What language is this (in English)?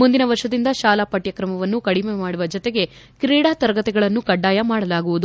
Kannada